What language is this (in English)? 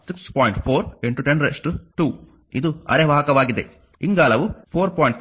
Kannada